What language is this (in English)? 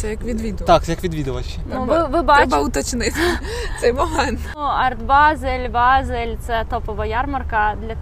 Ukrainian